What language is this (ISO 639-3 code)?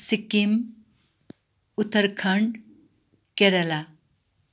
nep